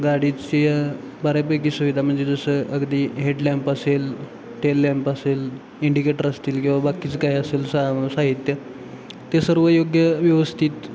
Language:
Marathi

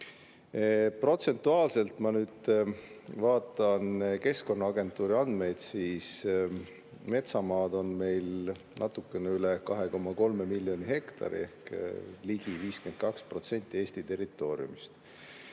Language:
Estonian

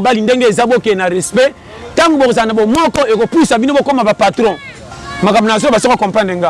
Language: French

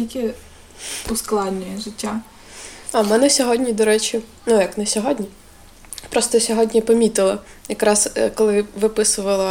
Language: Ukrainian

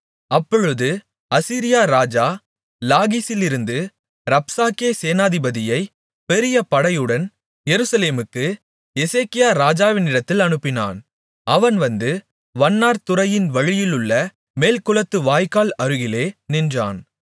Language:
Tamil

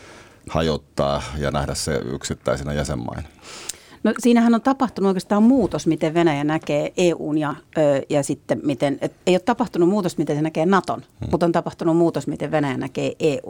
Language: Finnish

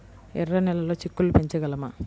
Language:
Telugu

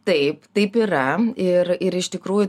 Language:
Lithuanian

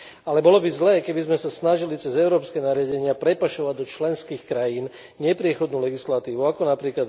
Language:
Slovak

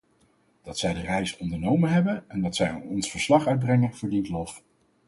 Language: Dutch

